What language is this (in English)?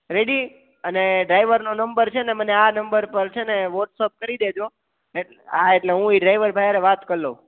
Gujarati